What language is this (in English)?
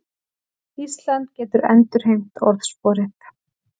Icelandic